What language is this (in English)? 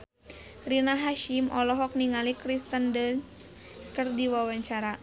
Sundanese